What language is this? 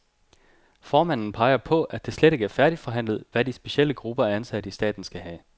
Danish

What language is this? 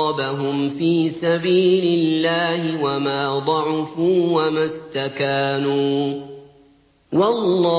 Arabic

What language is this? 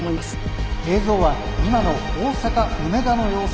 Japanese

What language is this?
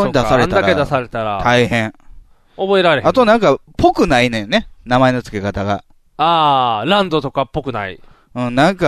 Japanese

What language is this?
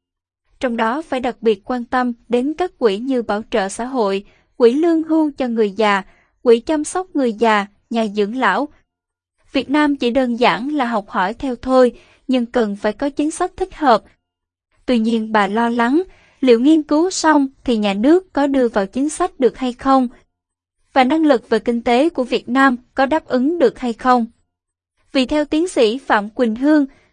Vietnamese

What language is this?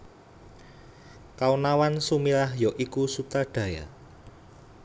Javanese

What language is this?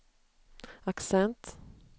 Swedish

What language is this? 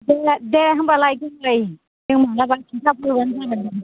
Bodo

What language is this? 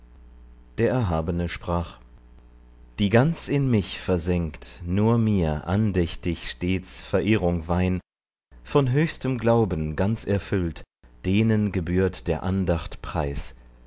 German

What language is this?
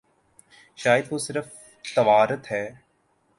Urdu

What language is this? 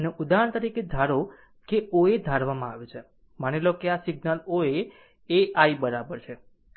Gujarati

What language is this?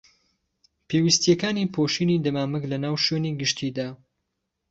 Central Kurdish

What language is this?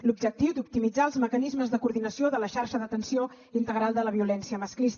Catalan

